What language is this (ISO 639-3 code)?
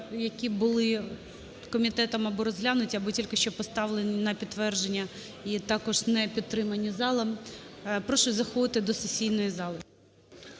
ukr